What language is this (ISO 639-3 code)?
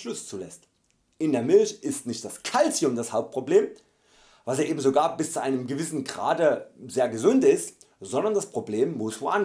deu